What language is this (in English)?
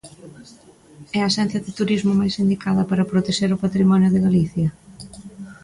Galician